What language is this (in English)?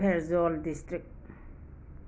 Manipuri